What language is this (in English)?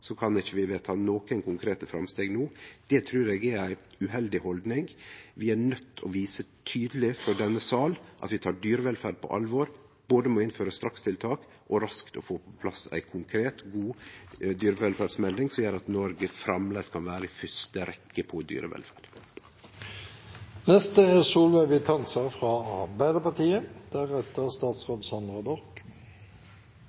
Norwegian